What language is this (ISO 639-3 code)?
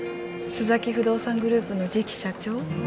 jpn